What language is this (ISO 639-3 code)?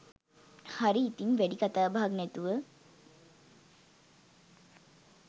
sin